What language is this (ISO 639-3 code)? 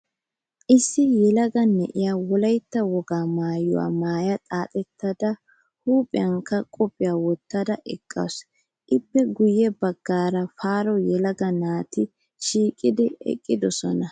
wal